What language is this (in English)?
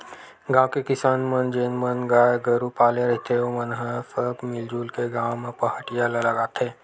Chhattisgarhi